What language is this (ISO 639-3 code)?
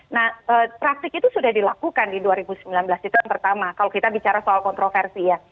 ind